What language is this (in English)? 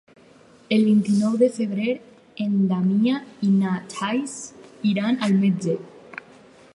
Catalan